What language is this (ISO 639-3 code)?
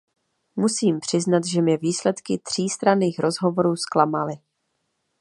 ces